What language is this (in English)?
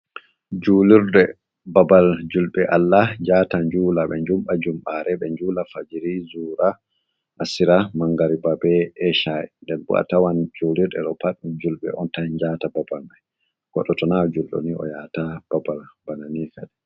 Fula